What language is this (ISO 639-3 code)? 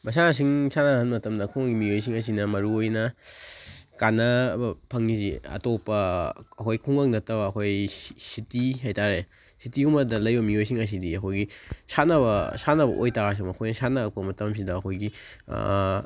mni